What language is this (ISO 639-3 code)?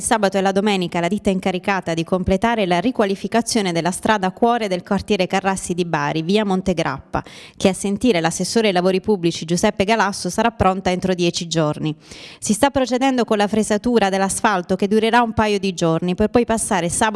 ita